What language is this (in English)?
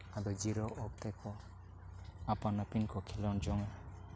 Santali